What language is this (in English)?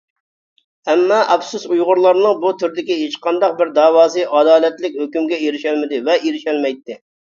Uyghur